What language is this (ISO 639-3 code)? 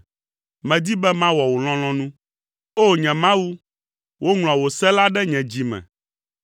ewe